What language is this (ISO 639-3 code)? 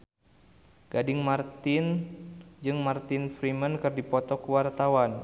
sun